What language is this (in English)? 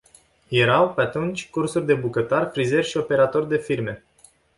Romanian